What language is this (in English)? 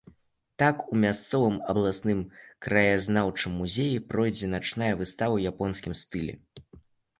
Belarusian